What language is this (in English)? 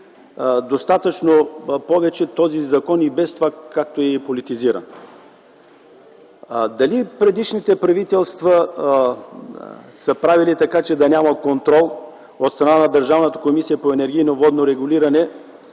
Bulgarian